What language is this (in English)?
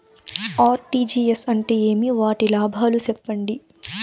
Telugu